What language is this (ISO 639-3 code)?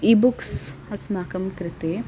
san